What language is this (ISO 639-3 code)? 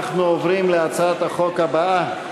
heb